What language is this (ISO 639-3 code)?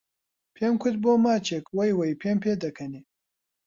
ckb